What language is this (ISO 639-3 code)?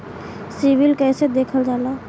bho